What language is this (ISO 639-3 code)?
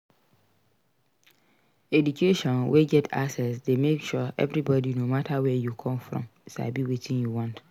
pcm